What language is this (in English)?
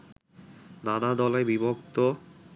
Bangla